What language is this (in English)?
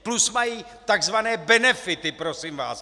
Czech